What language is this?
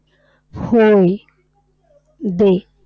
Marathi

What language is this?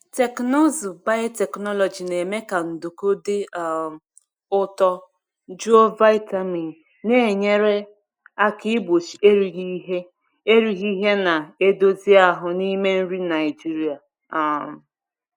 Igbo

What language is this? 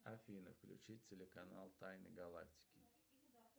Russian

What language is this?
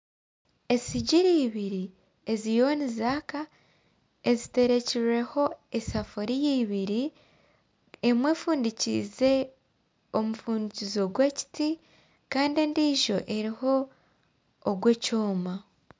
Nyankole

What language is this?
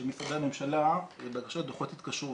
Hebrew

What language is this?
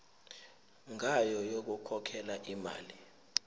Zulu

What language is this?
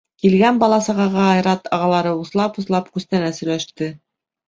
Bashkir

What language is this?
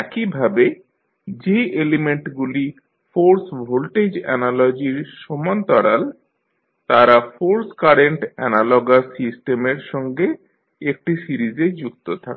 Bangla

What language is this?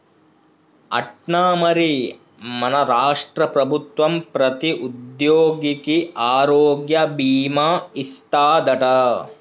Telugu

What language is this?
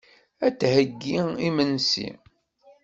Kabyle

